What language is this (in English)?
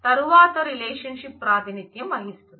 Telugu